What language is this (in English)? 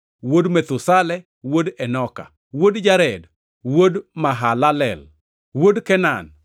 Luo (Kenya and Tanzania)